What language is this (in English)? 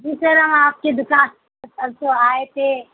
Urdu